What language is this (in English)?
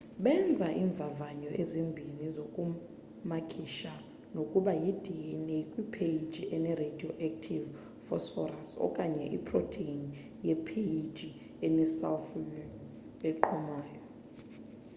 Xhosa